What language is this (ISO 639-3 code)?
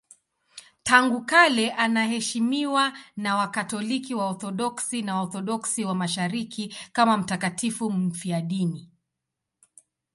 swa